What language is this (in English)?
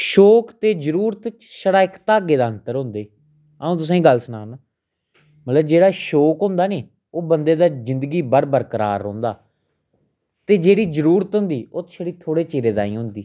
Dogri